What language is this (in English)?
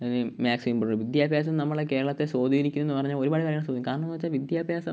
Malayalam